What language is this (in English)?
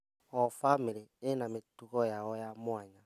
Kikuyu